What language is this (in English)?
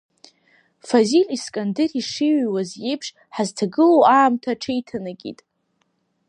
Abkhazian